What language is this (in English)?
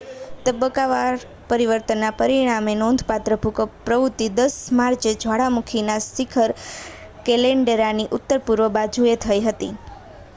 Gujarati